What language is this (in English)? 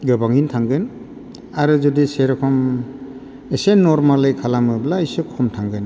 Bodo